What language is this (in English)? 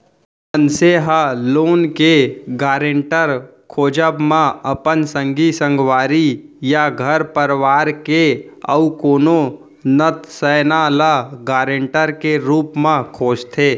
Chhattisgarhi